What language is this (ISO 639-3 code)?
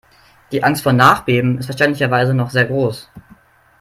deu